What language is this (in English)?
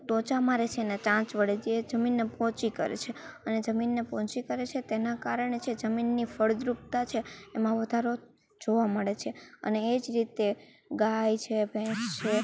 Gujarati